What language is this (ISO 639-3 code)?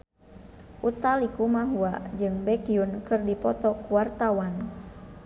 sun